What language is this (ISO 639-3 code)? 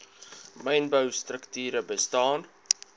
afr